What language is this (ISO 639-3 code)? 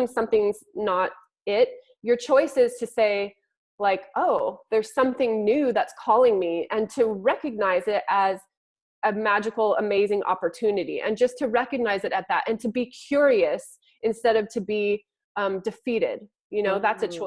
eng